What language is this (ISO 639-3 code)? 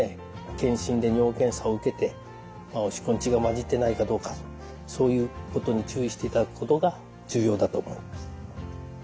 jpn